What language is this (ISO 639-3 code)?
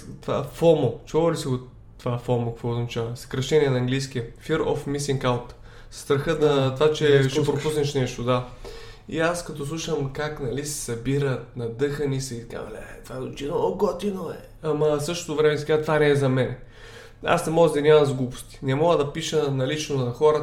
bul